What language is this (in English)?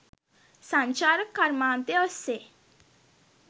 Sinhala